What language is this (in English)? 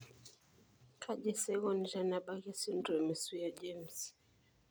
Masai